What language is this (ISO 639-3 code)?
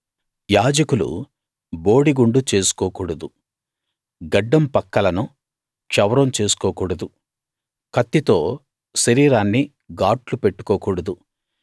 tel